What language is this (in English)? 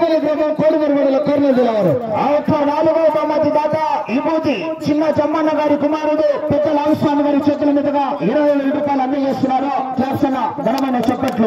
Indonesian